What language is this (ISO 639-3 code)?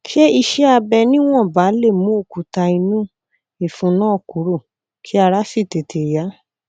yor